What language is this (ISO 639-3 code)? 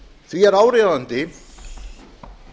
isl